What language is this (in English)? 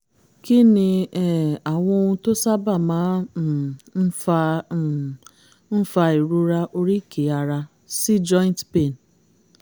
Yoruba